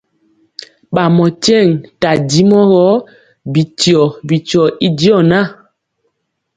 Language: Mpiemo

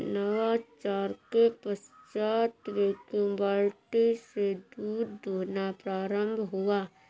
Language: Hindi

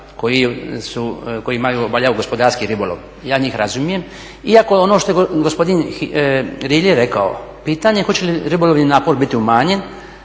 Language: Croatian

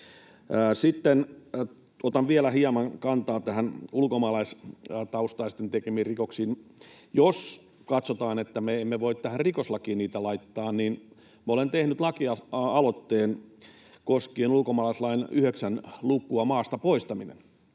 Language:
Finnish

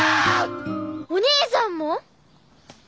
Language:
Japanese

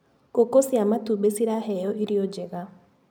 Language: Kikuyu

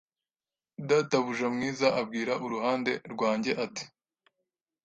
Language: Kinyarwanda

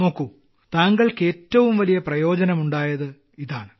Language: Malayalam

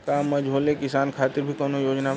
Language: Bhojpuri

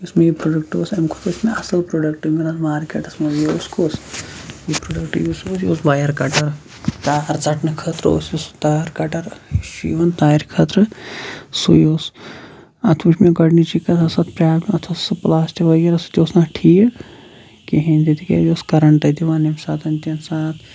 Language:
Kashmiri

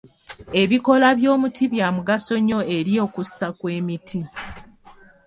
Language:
Ganda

